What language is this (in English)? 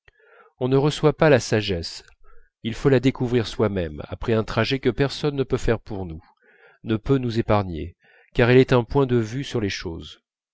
French